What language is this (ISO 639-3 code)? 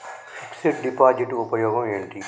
tel